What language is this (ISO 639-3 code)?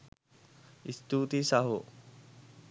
sin